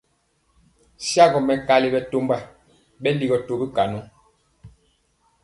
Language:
Mpiemo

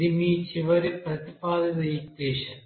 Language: Telugu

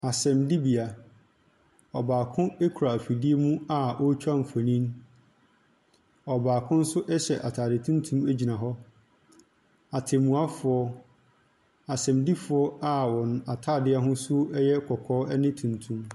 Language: Akan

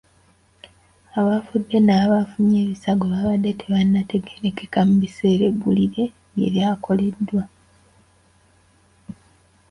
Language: Ganda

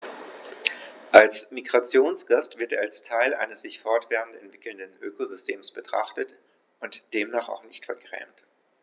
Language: German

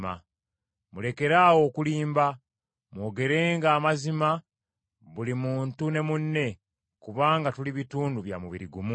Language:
Ganda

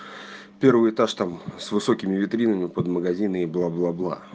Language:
Russian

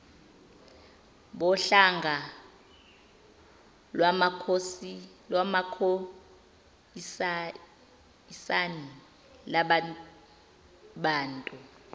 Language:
Zulu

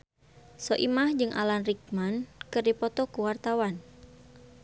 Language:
Sundanese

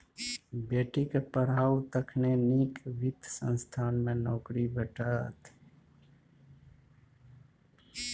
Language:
Maithili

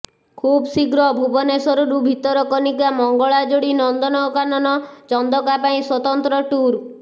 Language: Odia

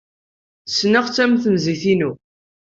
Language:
Kabyle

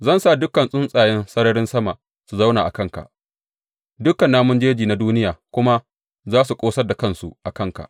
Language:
Hausa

